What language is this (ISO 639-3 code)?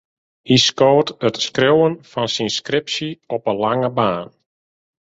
fry